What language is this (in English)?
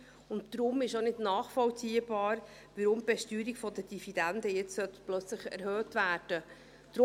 Swiss German